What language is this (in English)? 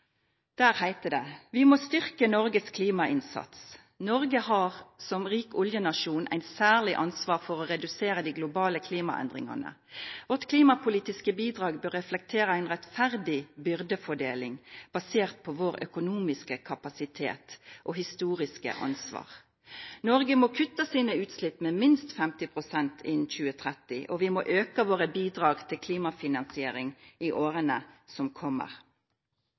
Norwegian Nynorsk